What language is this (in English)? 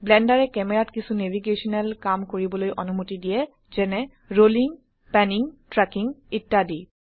Assamese